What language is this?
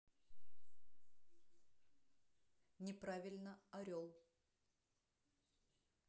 Russian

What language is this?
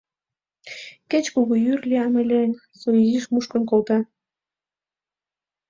Mari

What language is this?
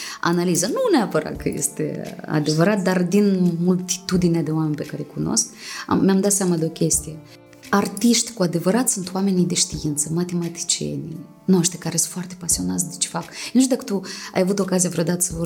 Romanian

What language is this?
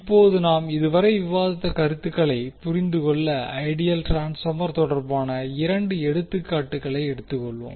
Tamil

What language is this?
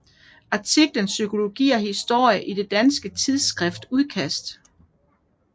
Danish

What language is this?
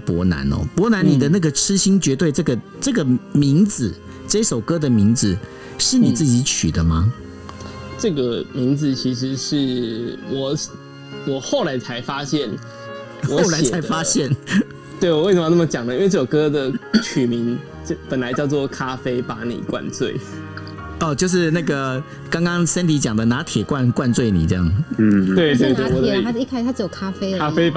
Chinese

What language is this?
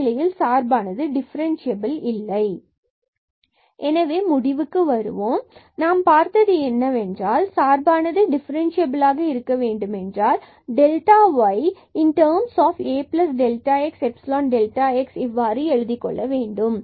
Tamil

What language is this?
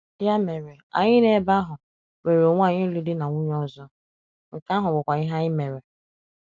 Igbo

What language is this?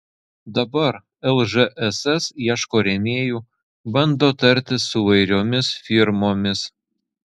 Lithuanian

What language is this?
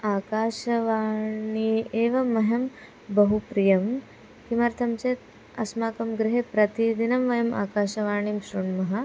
Sanskrit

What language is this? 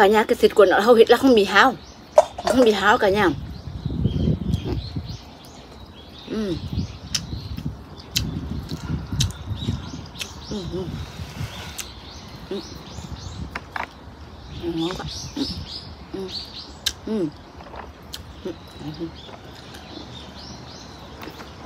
Vietnamese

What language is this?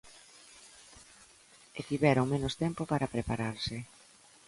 Galician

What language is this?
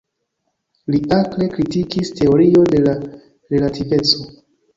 Esperanto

